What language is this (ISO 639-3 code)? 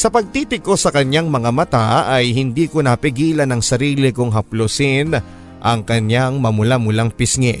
fil